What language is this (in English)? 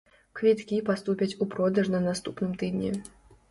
Belarusian